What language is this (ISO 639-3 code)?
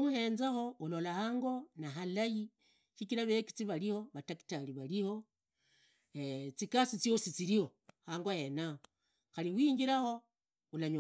ida